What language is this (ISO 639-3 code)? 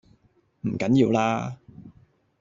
yue